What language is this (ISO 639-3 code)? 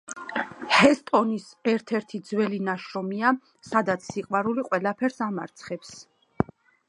kat